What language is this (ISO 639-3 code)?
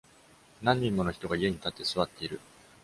jpn